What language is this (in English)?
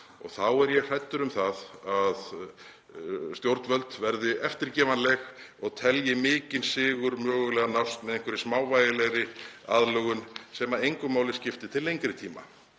Icelandic